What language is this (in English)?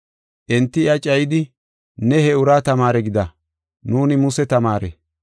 Gofa